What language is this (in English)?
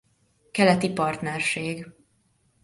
Hungarian